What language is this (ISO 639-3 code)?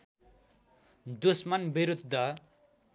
nep